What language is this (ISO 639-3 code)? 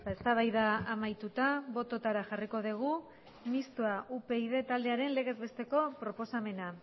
eus